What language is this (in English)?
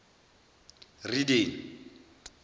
Zulu